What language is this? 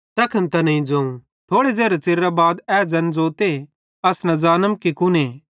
Bhadrawahi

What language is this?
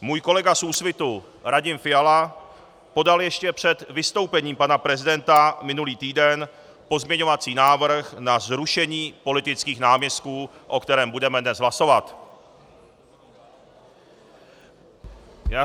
Czech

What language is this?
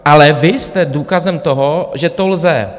Czech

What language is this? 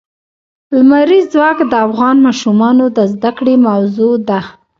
Pashto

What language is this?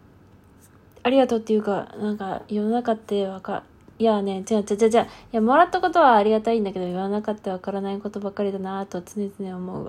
Japanese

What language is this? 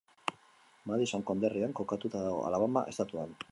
Basque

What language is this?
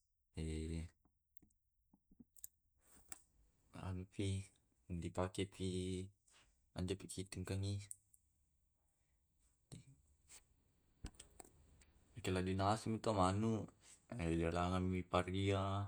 Tae'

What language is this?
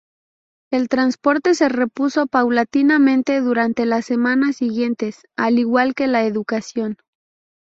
Spanish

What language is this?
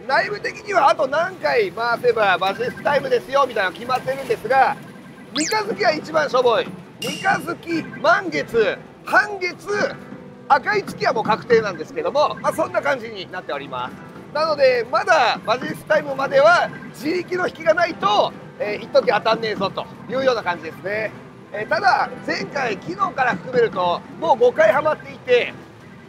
Japanese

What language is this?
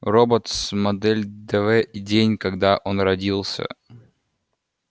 Russian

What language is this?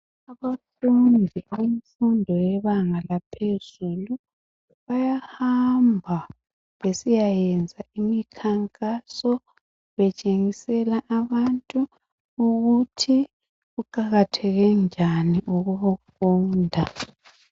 North Ndebele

